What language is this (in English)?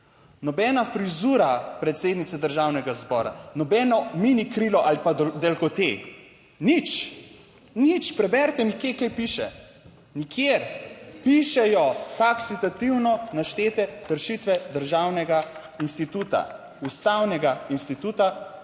Slovenian